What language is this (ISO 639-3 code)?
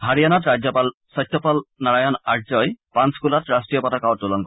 asm